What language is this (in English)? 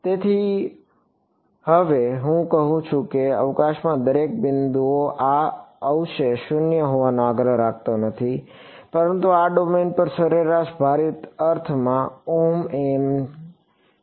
Gujarati